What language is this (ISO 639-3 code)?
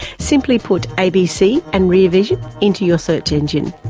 eng